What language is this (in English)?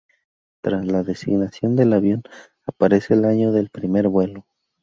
Spanish